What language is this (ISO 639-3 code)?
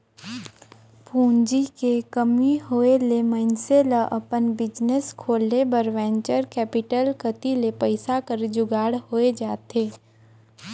hne